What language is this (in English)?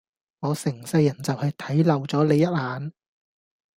Cantonese